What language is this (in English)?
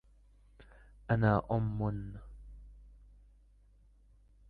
Arabic